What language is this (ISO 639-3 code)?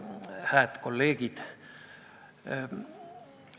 est